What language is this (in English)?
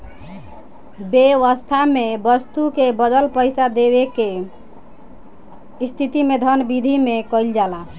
Bhojpuri